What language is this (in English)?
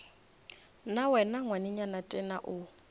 Northern Sotho